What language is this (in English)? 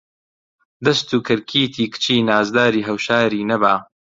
Central Kurdish